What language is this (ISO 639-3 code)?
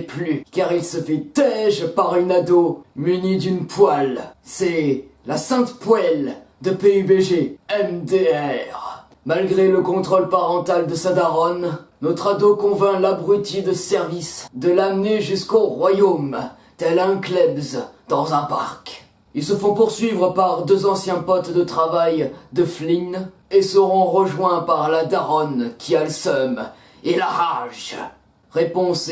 fra